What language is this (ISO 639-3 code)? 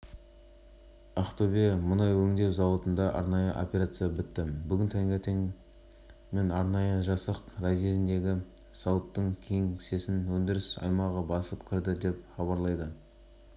kaz